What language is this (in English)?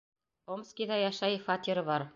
Bashkir